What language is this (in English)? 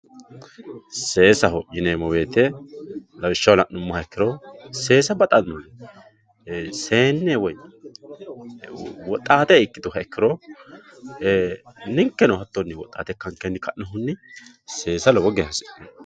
Sidamo